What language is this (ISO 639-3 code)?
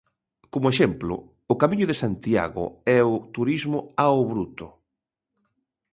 glg